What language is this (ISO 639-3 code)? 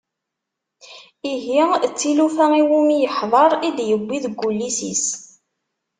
kab